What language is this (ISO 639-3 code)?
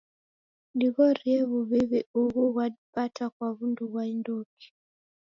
dav